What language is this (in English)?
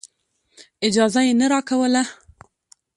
Pashto